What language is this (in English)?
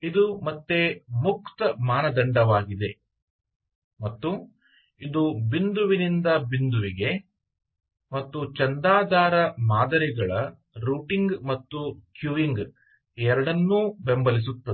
Kannada